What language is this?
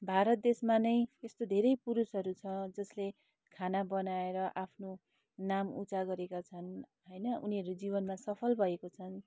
Nepali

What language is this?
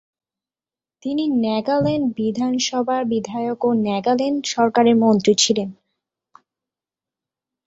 Bangla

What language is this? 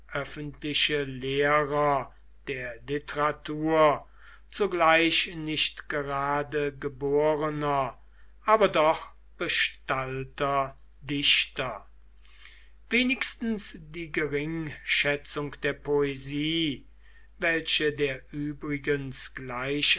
German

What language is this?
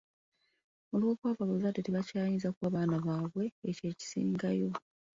Ganda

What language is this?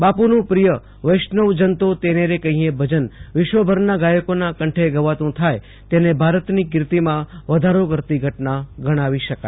Gujarati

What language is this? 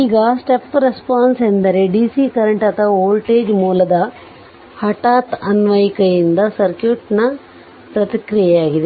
Kannada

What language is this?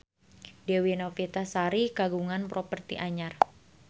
Sundanese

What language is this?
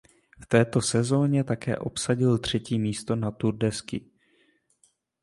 Czech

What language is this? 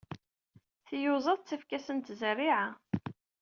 Kabyle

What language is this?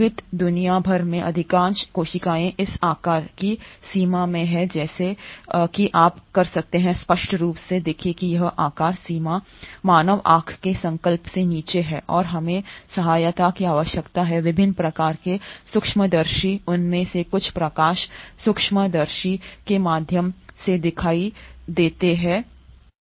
Hindi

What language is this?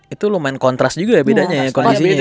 Indonesian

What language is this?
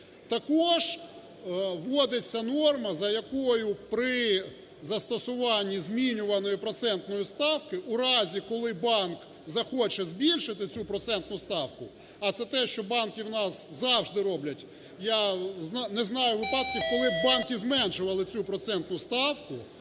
Ukrainian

